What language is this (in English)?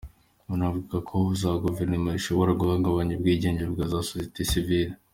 Kinyarwanda